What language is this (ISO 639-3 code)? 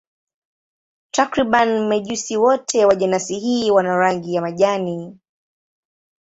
swa